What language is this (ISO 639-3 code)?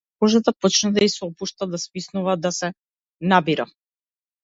mkd